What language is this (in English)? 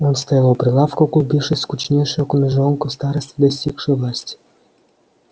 Russian